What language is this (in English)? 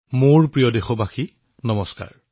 Assamese